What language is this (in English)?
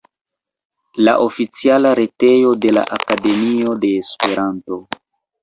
Esperanto